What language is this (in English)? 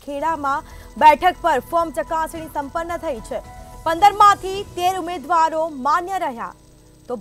Hindi